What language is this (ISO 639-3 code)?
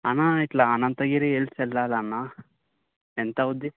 tel